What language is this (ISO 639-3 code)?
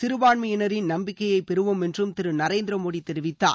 tam